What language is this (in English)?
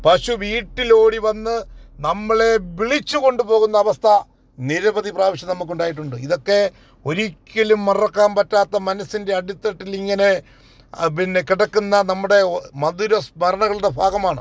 Malayalam